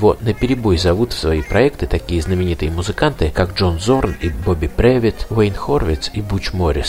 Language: Russian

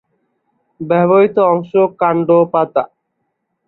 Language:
Bangla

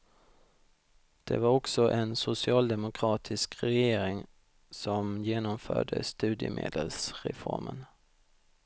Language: Swedish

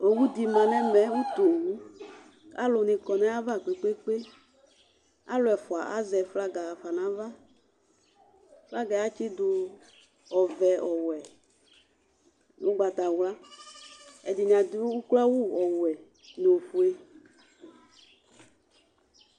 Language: Ikposo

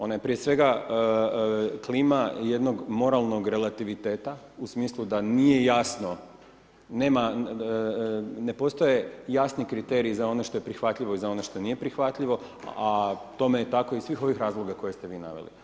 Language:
Croatian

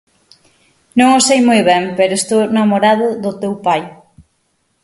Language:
Galician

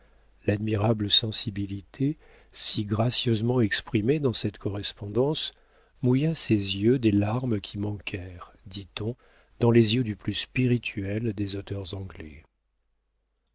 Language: French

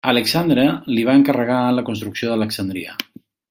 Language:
Catalan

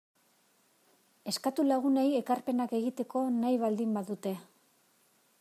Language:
Basque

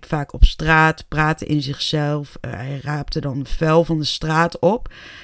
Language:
Dutch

